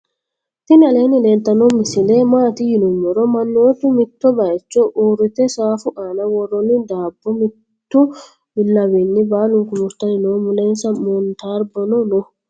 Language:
Sidamo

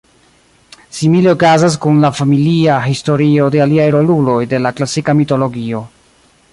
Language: Esperanto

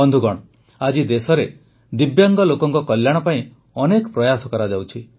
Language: Odia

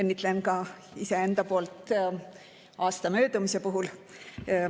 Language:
Estonian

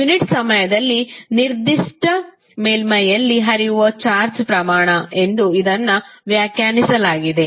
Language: Kannada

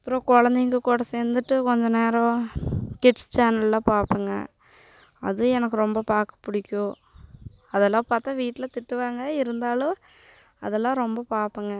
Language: Tamil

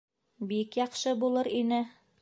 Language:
Bashkir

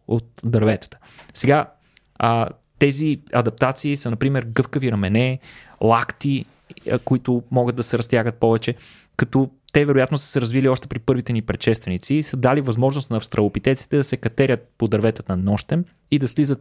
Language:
Bulgarian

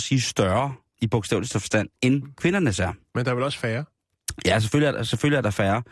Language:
Danish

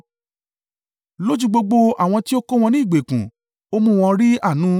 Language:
Yoruba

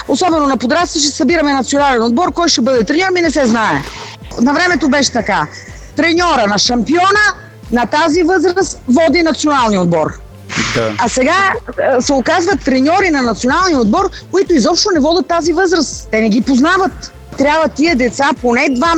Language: Bulgarian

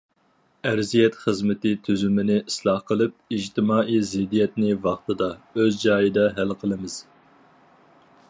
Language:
Uyghur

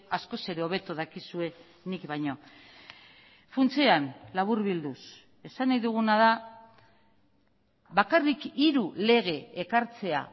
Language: Basque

